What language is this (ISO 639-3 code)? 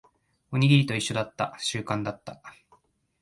jpn